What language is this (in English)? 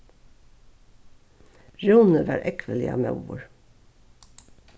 Faroese